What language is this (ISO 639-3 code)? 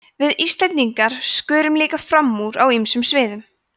isl